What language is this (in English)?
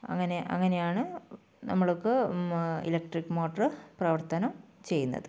Malayalam